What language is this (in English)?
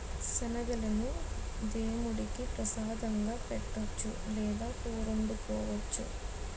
Telugu